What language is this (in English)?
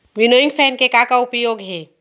Chhattisgarhi